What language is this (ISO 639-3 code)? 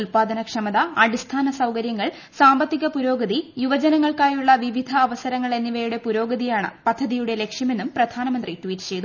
mal